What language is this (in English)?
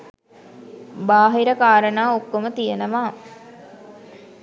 Sinhala